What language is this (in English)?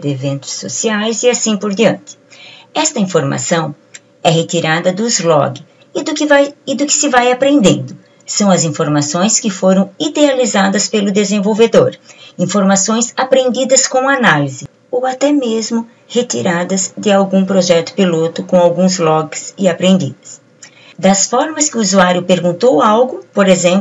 Portuguese